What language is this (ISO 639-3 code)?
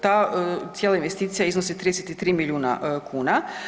hrv